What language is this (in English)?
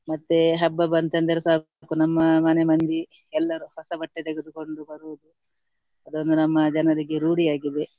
Kannada